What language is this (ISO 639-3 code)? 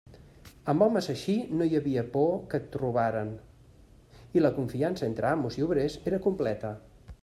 cat